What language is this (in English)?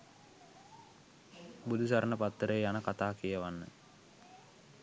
Sinhala